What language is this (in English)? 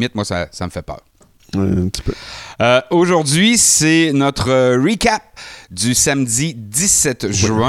French